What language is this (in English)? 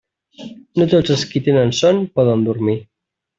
Catalan